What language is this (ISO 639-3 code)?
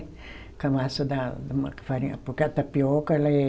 por